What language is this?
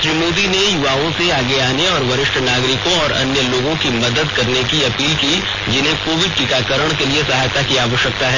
Hindi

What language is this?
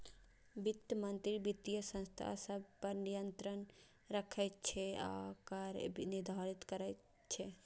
Maithili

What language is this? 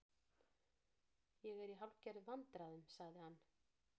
Icelandic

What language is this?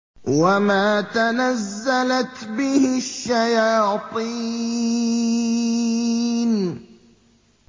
Arabic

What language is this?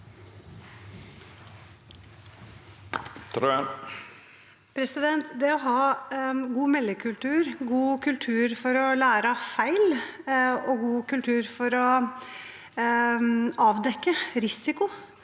Norwegian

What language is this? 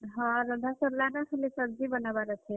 Odia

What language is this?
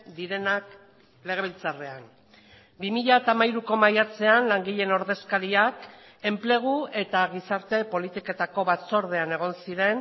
Basque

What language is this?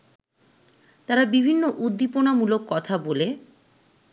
Bangla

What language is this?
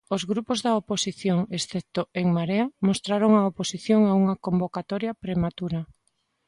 Galician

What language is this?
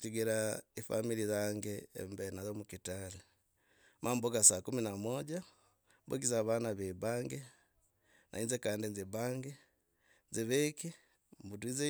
Logooli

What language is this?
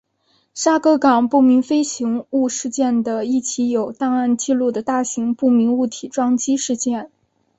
Chinese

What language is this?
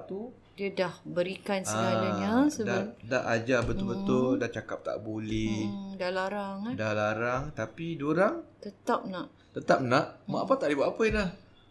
Malay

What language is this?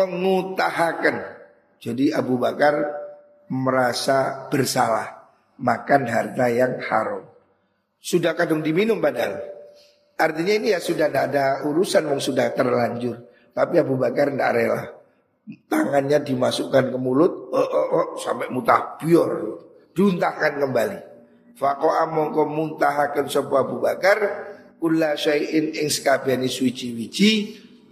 Indonesian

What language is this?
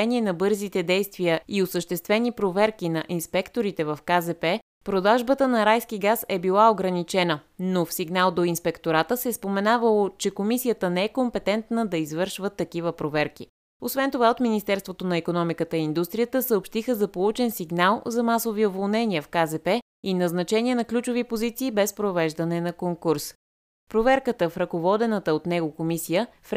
Bulgarian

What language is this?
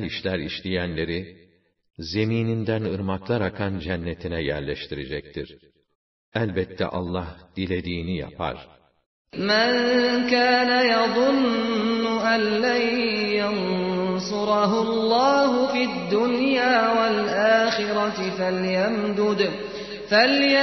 Turkish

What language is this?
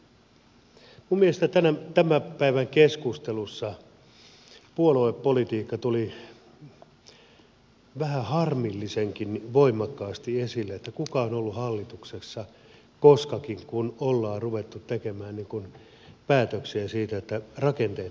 Finnish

